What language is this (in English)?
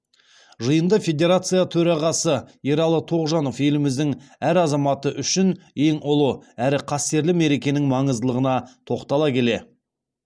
Kazakh